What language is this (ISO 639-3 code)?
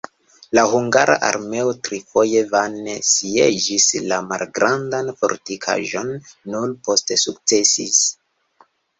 epo